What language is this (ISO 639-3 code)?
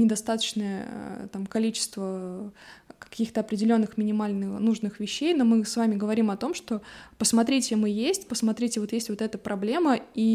rus